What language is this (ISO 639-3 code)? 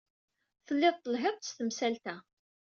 kab